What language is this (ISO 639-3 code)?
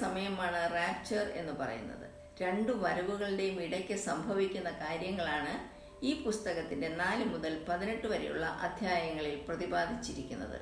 mal